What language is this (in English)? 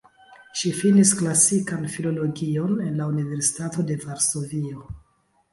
Esperanto